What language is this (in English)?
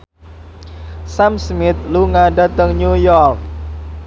Javanese